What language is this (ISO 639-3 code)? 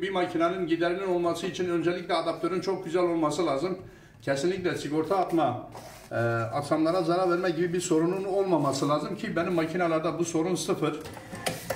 tur